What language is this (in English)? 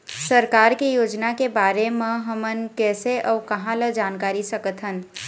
Chhattisgarhi